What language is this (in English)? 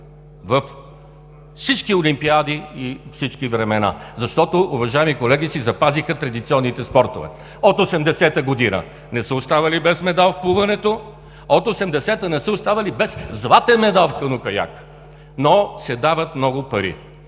Bulgarian